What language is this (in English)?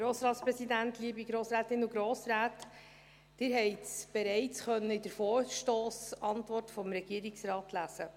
Swiss German